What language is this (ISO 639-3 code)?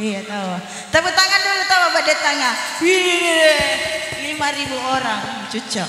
ind